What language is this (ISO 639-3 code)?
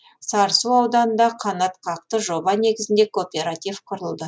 kaz